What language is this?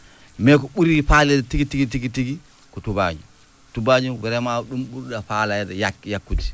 Fula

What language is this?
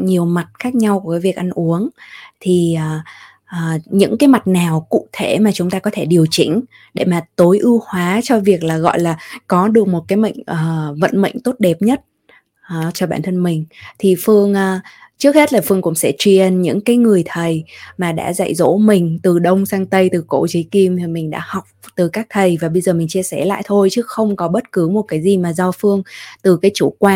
Vietnamese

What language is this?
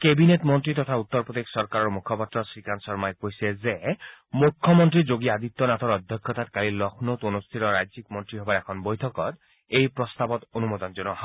Assamese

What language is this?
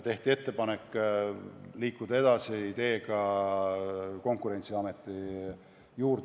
Estonian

